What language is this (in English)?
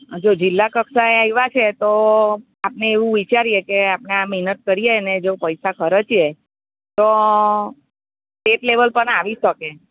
Gujarati